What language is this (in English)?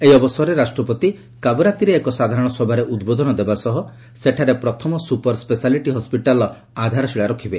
Odia